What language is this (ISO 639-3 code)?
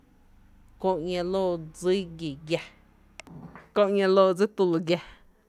cte